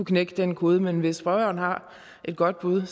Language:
Danish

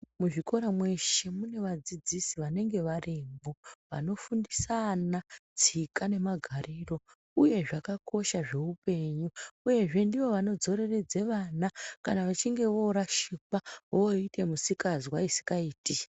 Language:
Ndau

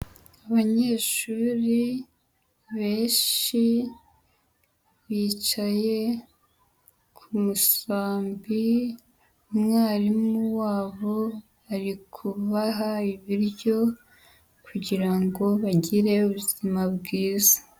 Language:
Kinyarwanda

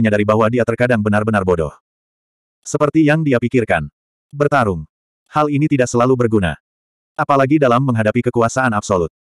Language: Indonesian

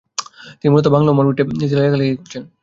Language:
Bangla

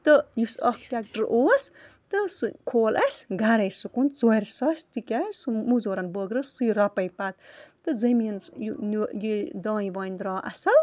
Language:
Kashmiri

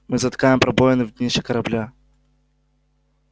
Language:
Russian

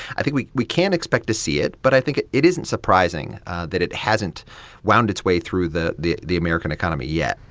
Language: English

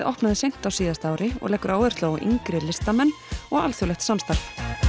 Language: Icelandic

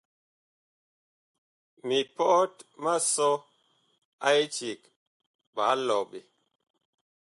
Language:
Bakoko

